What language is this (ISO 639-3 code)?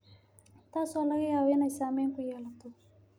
som